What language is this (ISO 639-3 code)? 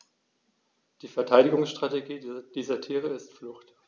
deu